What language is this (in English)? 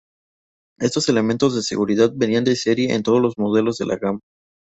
Spanish